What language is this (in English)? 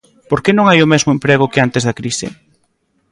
Galician